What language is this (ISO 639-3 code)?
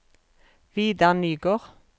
nor